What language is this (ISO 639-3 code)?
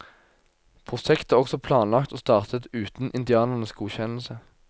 nor